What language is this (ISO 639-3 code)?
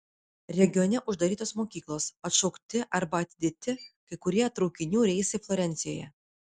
lit